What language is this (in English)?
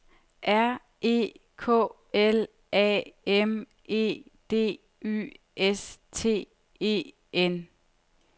Danish